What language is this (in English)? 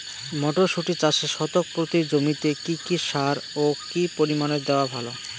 Bangla